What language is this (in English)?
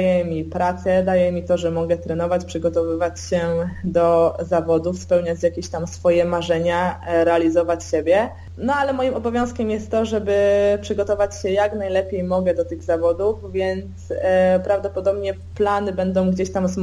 Polish